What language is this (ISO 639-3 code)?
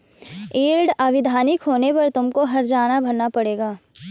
hin